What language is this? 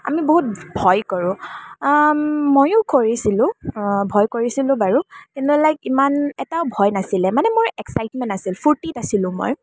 Assamese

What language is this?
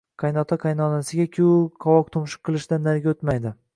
Uzbek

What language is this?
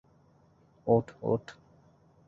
Bangla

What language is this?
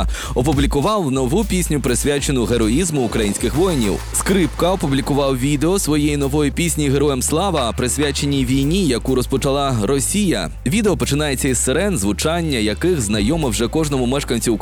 Ukrainian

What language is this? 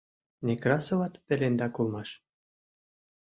Mari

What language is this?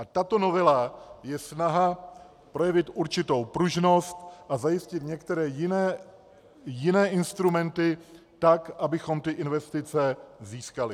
Czech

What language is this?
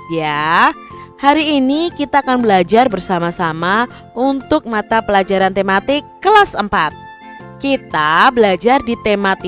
Indonesian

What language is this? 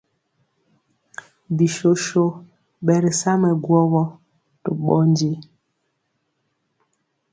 Mpiemo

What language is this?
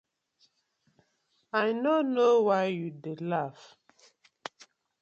Nigerian Pidgin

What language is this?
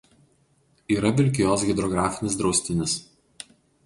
Lithuanian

